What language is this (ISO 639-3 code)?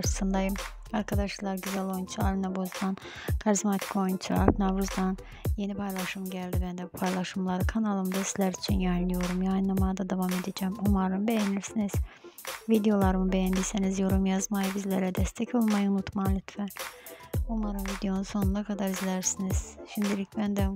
tur